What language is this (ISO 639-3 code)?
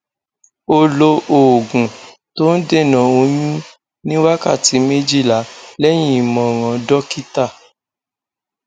yor